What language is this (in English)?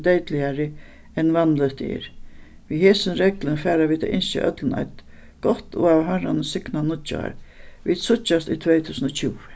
Faroese